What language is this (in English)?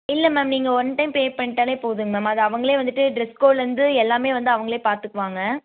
Tamil